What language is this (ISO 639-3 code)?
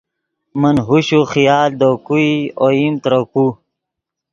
ydg